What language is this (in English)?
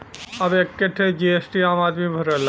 Bhojpuri